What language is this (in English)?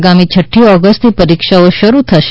Gujarati